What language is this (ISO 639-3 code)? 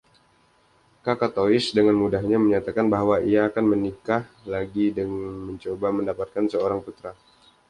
ind